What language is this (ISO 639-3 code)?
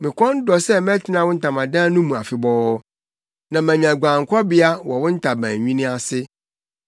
aka